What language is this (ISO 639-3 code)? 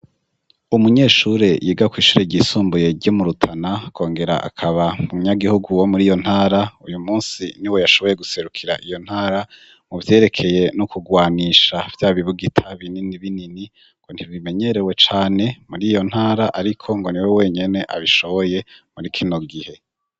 run